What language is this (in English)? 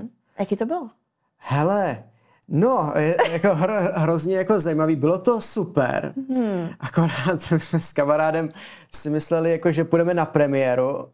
Czech